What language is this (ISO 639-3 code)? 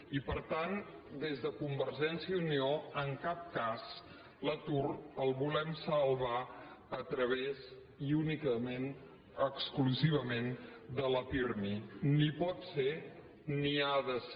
cat